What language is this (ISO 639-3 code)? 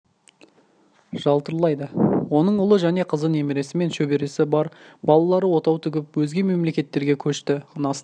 kaz